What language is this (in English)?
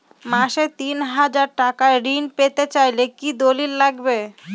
Bangla